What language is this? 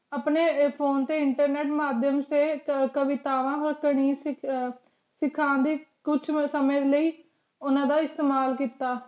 Punjabi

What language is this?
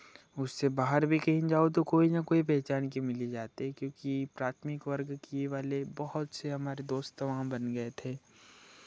Hindi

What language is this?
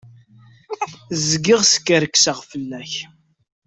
Kabyle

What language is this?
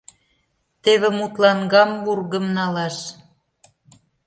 Mari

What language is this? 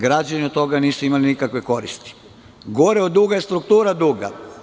Serbian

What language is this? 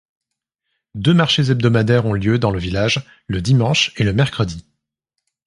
French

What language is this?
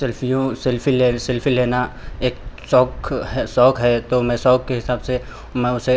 Hindi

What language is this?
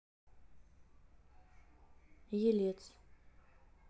Russian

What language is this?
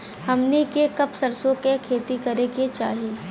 Bhojpuri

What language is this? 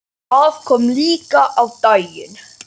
Icelandic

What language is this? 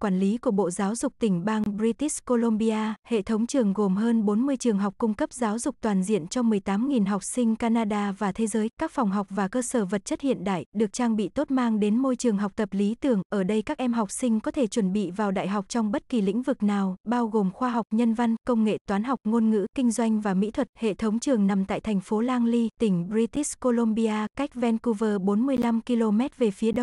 Vietnamese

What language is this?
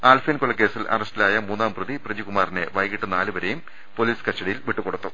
Malayalam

